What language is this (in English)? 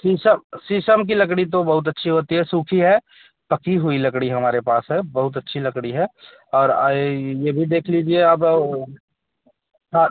Hindi